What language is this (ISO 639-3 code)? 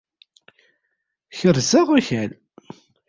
kab